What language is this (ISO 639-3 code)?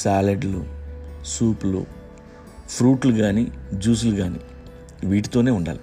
tel